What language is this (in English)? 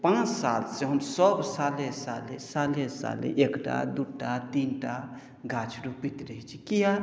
Maithili